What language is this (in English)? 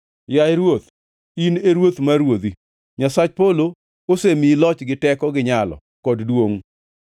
Luo (Kenya and Tanzania)